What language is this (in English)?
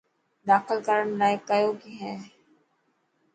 Dhatki